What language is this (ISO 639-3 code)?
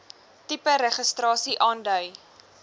afr